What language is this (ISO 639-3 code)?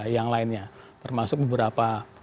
ind